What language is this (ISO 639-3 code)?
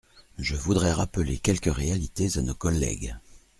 fra